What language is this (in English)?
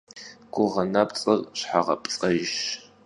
Kabardian